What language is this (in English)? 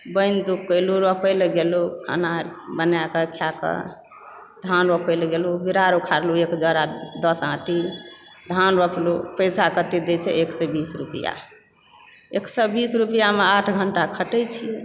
Maithili